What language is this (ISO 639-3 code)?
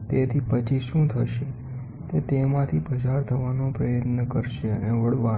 guj